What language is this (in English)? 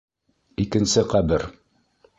Bashkir